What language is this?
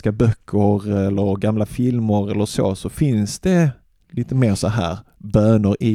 Swedish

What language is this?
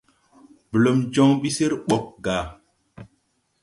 Tupuri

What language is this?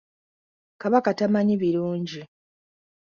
Ganda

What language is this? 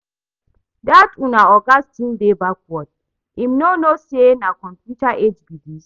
Nigerian Pidgin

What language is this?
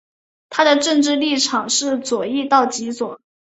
Chinese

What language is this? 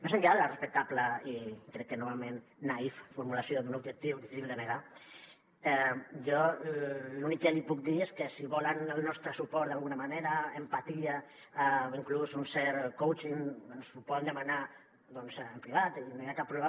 Catalan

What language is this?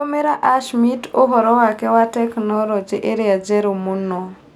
Kikuyu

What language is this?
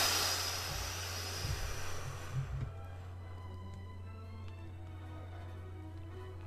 Japanese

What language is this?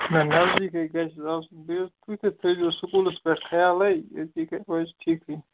Kashmiri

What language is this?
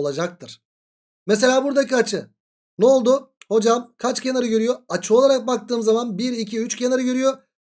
Turkish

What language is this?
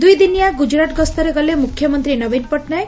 Odia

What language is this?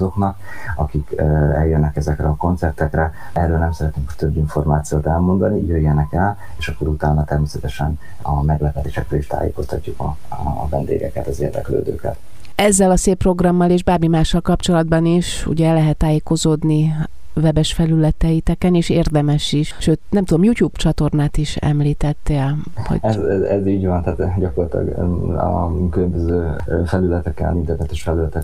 Hungarian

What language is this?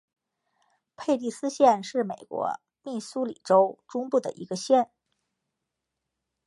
Chinese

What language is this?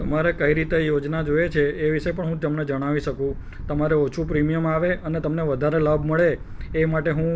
Gujarati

